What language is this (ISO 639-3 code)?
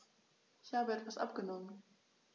deu